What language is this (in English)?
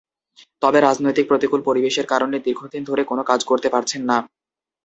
Bangla